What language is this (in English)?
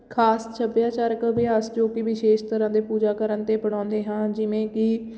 Punjabi